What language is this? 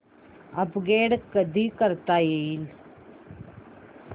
Marathi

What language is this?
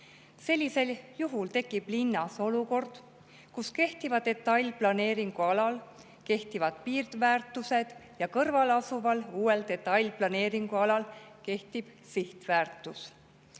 Estonian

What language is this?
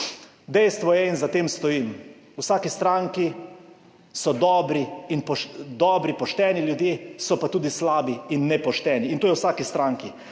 Slovenian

